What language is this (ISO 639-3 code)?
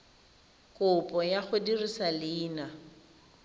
tsn